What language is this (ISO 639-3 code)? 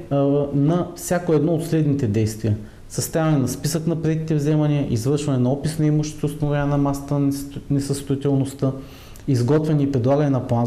bul